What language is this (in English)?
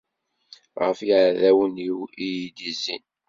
Kabyle